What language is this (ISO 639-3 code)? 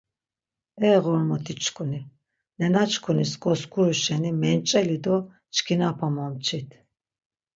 lzz